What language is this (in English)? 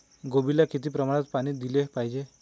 Marathi